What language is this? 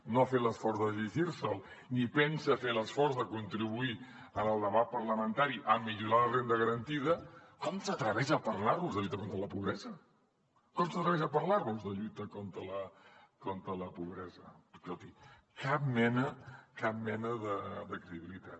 Catalan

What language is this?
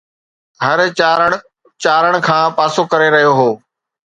Sindhi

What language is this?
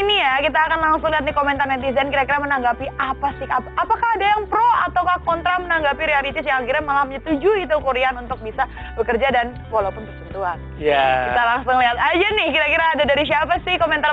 Indonesian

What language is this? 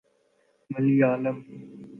Urdu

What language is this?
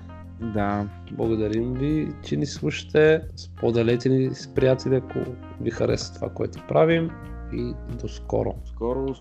Bulgarian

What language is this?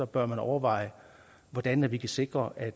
Danish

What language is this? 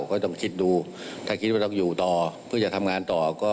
Thai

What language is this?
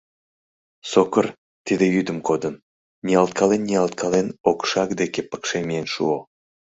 Mari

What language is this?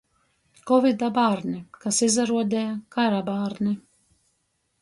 Latgalian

